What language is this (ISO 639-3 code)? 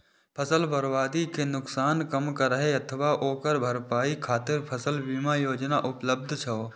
mai